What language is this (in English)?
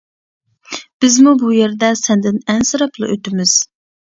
Uyghur